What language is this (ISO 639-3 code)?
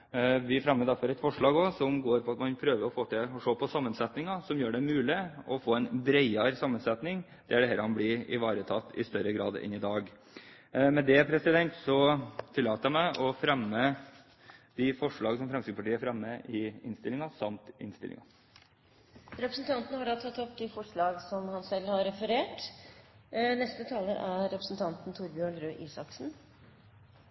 nob